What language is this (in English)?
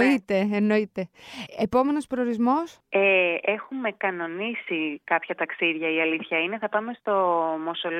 Greek